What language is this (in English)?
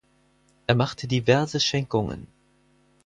German